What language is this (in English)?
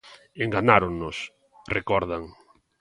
Galician